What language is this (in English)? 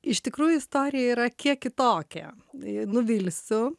Lithuanian